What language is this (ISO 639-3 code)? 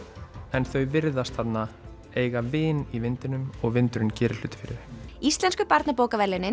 isl